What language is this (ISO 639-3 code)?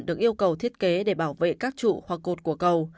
vie